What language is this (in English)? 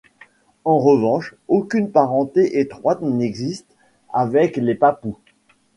French